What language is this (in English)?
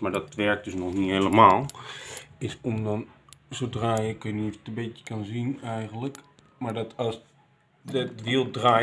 Dutch